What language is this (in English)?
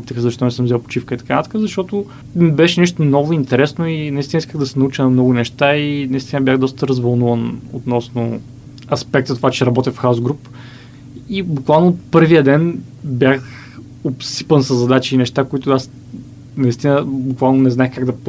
Bulgarian